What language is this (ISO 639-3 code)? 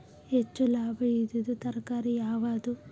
kan